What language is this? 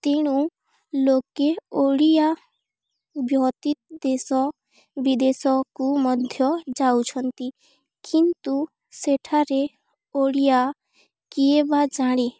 Odia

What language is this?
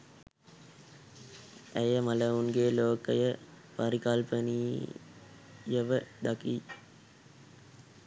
Sinhala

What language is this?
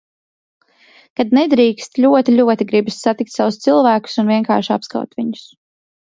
Latvian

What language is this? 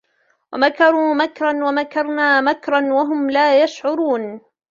Arabic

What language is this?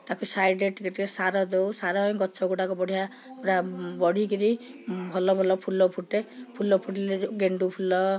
Odia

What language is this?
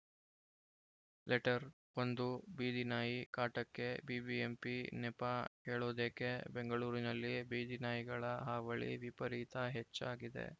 Kannada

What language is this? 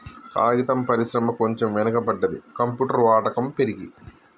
Telugu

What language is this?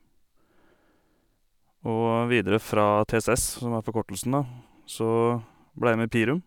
Norwegian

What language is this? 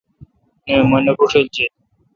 Kalkoti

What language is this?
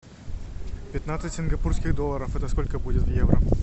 Russian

